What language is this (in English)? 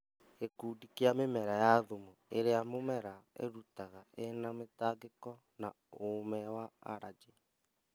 Kikuyu